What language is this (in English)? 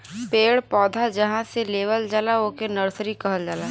Bhojpuri